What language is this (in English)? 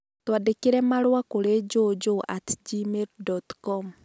Kikuyu